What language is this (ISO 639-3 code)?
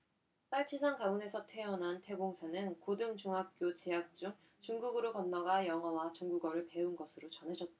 kor